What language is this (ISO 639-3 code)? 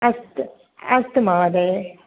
san